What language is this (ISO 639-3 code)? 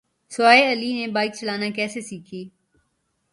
urd